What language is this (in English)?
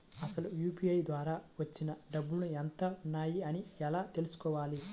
Telugu